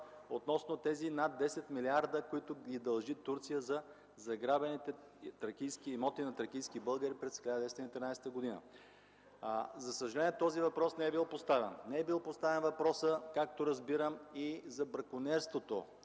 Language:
Bulgarian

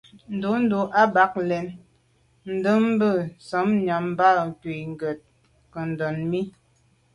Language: Medumba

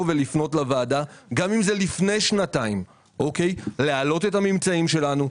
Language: Hebrew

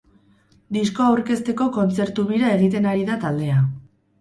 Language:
Basque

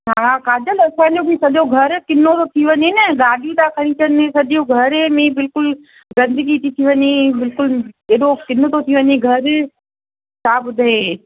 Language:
Sindhi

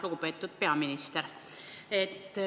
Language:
Estonian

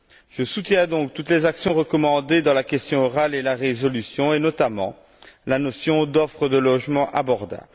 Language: French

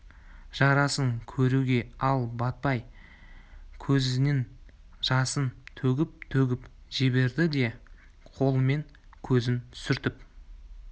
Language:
Kazakh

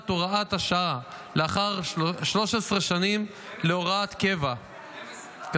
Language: Hebrew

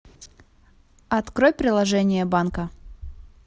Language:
Russian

